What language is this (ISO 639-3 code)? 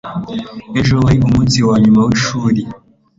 kin